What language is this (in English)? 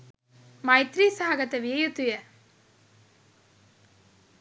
Sinhala